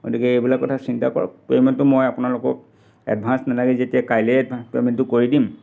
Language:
Assamese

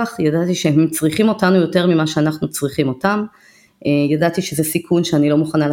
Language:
Hebrew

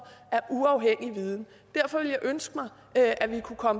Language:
Danish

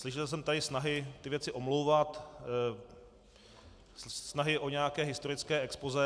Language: Czech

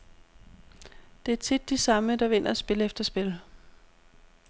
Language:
Danish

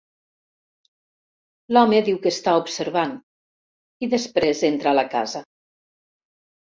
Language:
Catalan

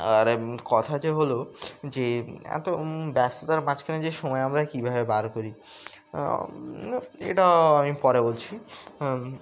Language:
Bangla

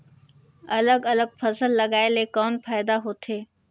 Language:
Chhattisgarhi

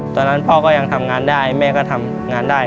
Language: Thai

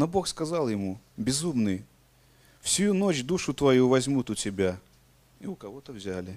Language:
Russian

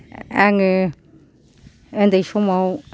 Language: Bodo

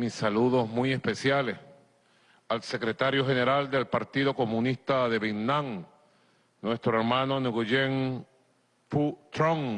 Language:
Spanish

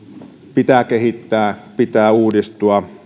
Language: Finnish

